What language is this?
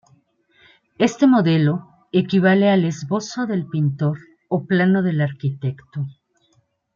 Spanish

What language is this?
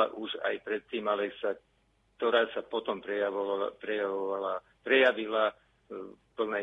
Slovak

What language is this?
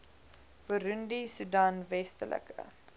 Afrikaans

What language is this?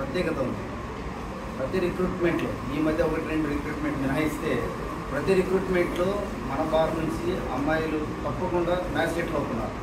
Telugu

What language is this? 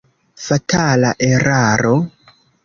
Esperanto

